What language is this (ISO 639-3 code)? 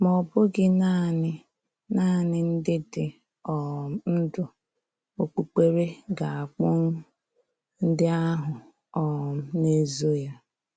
ibo